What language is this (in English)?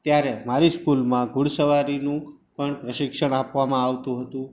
Gujarati